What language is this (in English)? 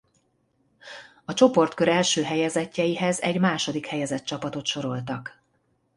Hungarian